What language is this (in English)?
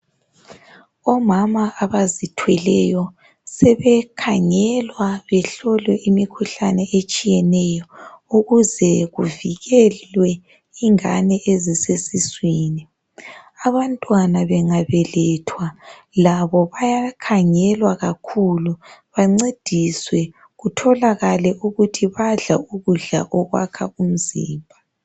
North Ndebele